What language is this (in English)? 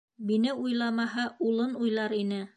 Bashkir